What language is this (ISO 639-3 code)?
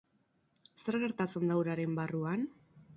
eus